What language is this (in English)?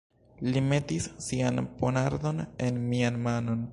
Esperanto